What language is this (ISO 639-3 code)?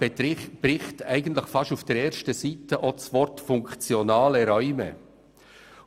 gsw